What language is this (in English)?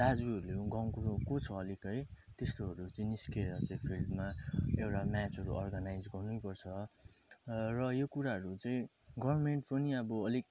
Nepali